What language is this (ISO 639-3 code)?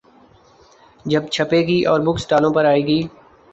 urd